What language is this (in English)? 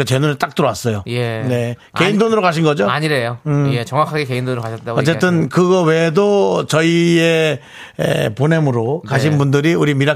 Korean